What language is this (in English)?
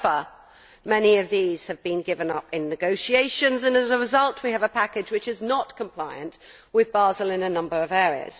English